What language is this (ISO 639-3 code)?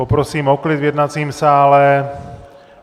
ces